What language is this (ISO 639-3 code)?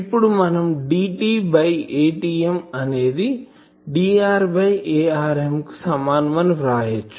tel